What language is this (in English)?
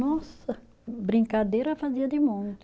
Portuguese